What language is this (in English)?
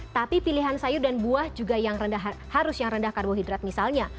Indonesian